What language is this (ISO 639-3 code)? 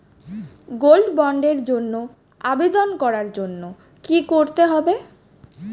ben